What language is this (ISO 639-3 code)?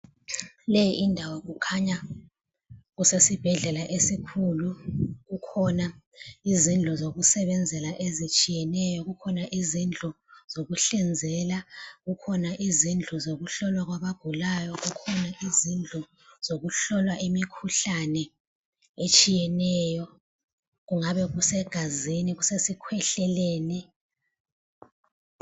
nde